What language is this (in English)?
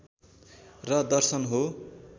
Nepali